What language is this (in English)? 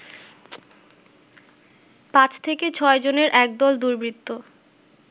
Bangla